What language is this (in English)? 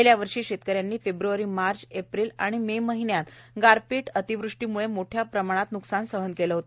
Marathi